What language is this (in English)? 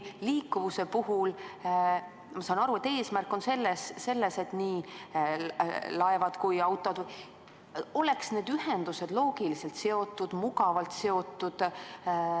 Estonian